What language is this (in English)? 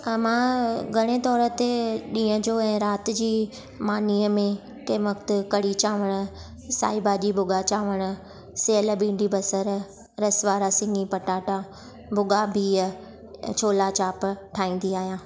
Sindhi